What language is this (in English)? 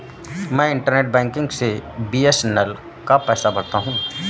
Hindi